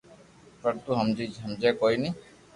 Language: Loarki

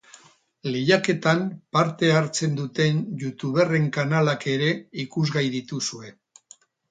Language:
Basque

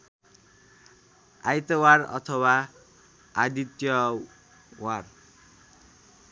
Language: Nepali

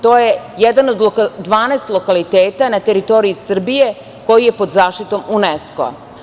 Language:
Serbian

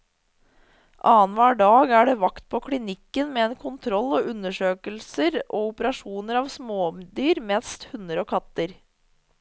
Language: Norwegian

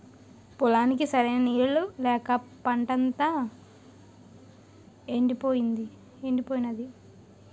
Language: Telugu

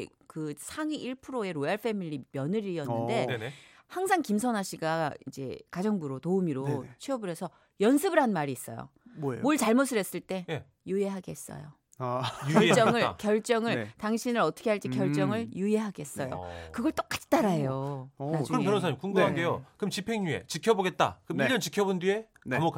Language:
Korean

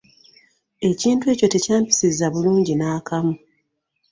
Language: Ganda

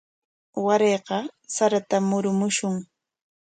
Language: Corongo Ancash Quechua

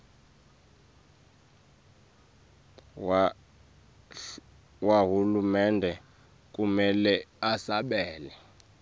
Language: Swati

